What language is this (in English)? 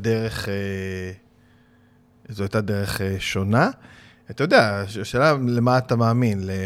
Hebrew